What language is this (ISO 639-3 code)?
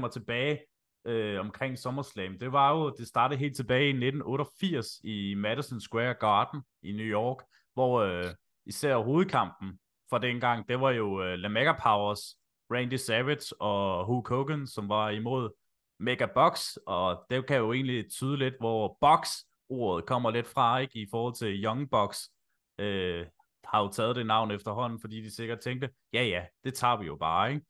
dan